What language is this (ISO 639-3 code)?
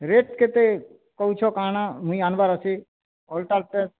ori